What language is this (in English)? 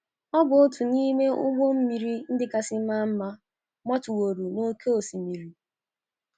Igbo